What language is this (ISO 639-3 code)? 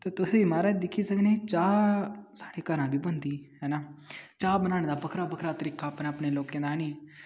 doi